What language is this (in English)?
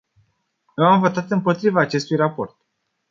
Romanian